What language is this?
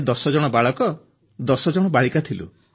Odia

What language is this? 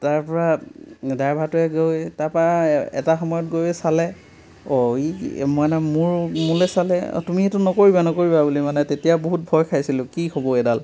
Assamese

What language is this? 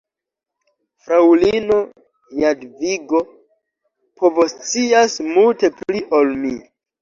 Esperanto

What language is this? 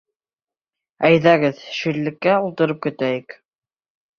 Bashkir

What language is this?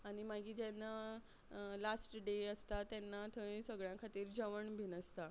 Konkani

